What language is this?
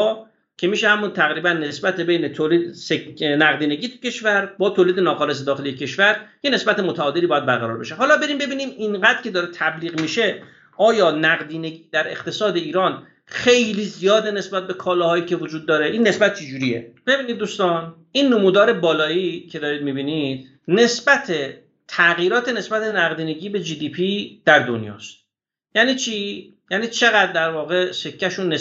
Persian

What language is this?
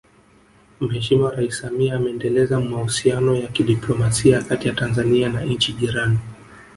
Swahili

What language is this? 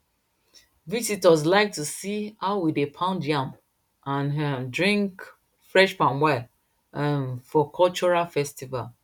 Nigerian Pidgin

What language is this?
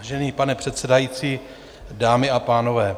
Czech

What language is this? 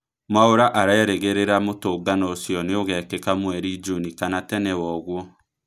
Kikuyu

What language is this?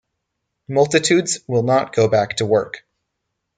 English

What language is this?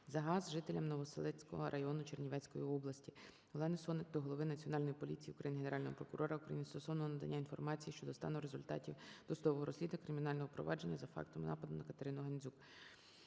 Ukrainian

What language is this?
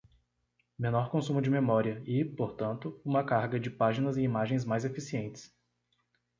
Portuguese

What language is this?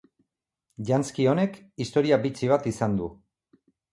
Basque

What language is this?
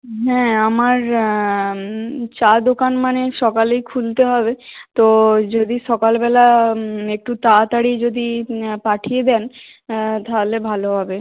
Bangla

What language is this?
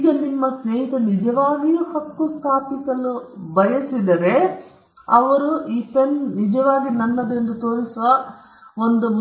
Kannada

